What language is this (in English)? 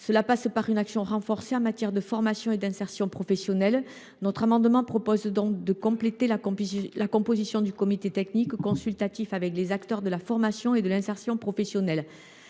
French